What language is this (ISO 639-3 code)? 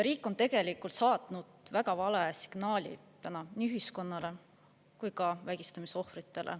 est